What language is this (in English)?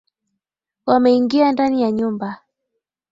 Swahili